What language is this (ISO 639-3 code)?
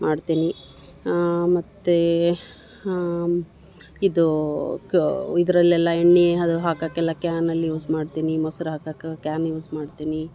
kan